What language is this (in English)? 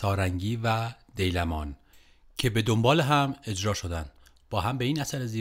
Persian